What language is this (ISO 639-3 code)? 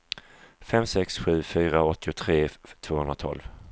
swe